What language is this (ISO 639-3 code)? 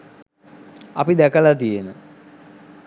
sin